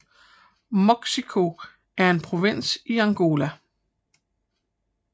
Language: Danish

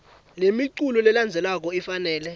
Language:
Swati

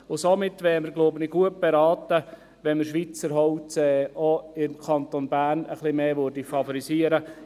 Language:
Swiss German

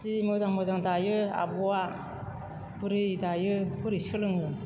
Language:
Bodo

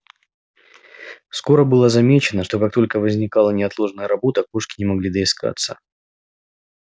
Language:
Russian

